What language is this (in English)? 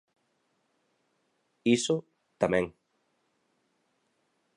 Galician